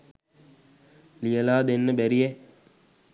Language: Sinhala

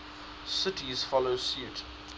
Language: English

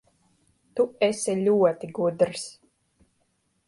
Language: Latvian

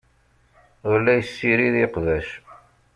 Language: Kabyle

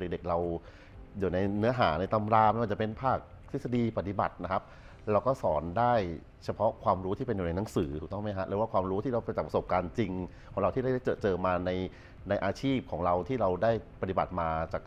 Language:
Thai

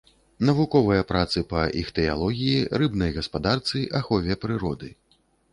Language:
Belarusian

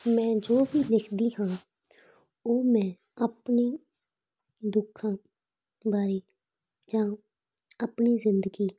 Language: Punjabi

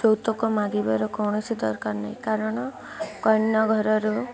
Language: Odia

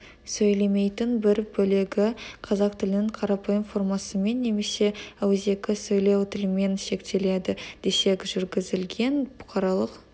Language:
Kazakh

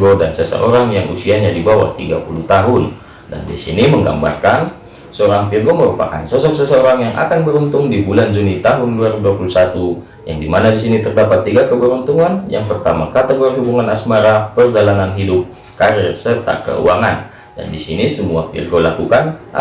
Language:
Indonesian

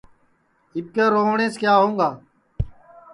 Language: Sansi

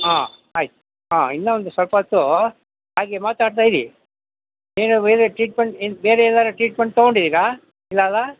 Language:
Kannada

